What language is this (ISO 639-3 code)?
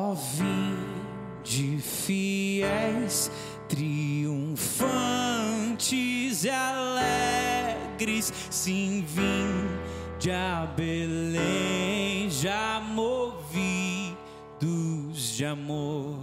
por